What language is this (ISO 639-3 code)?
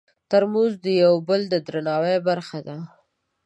pus